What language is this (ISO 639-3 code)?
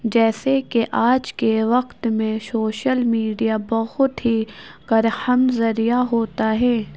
urd